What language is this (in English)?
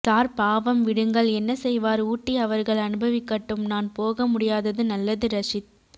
Tamil